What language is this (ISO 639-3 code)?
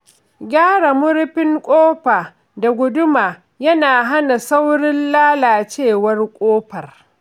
hau